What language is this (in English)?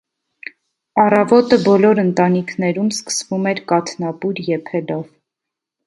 Armenian